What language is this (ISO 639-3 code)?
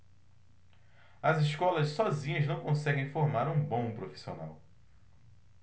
por